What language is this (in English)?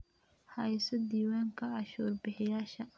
Somali